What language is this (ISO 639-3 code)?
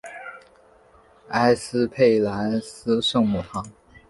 zho